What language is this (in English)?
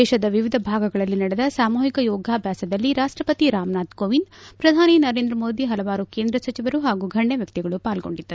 Kannada